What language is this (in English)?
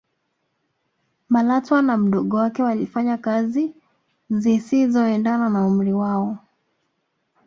Swahili